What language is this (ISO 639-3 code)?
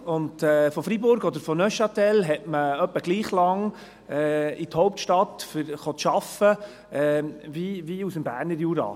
gsw